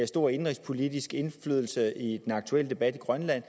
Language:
Danish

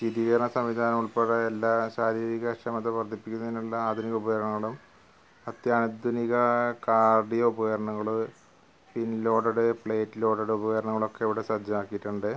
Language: Malayalam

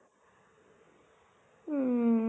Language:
Assamese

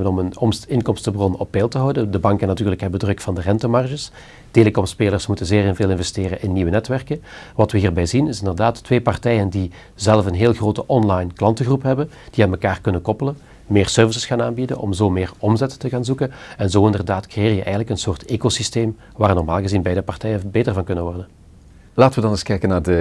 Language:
Dutch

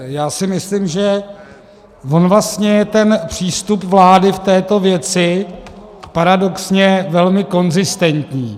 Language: Czech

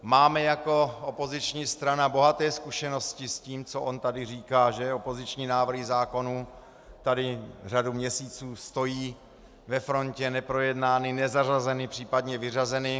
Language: Czech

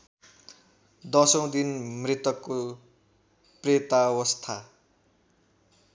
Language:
Nepali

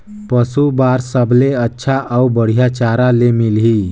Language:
Chhattisgarhi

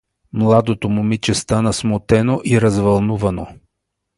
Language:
Bulgarian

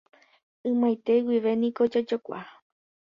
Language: Guarani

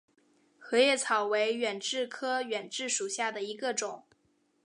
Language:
Chinese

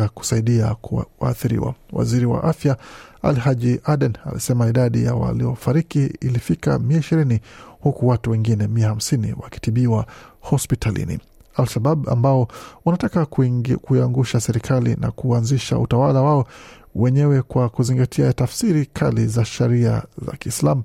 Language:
Swahili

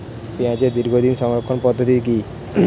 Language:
Bangla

